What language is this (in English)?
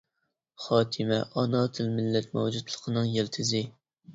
Uyghur